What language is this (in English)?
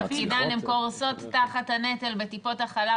Hebrew